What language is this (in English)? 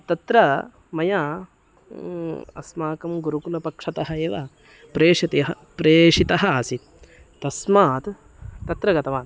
Sanskrit